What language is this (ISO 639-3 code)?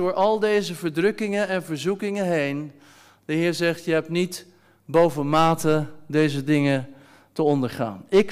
nld